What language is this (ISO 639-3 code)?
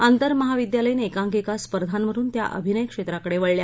mar